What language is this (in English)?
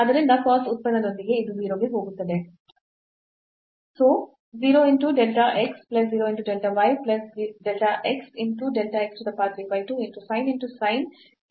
Kannada